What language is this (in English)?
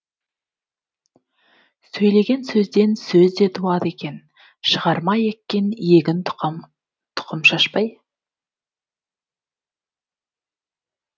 Kazakh